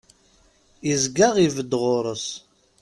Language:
Kabyle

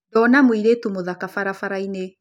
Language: Kikuyu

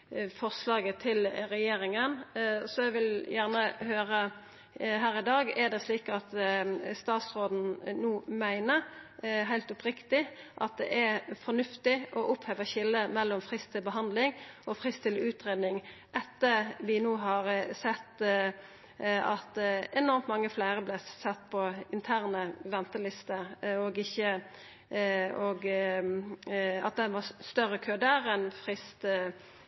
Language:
Norwegian Nynorsk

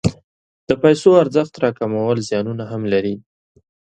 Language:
Pashto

